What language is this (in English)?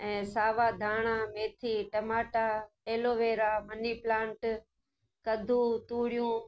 Sindhi